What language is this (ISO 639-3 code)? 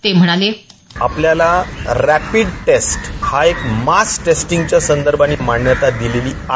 mar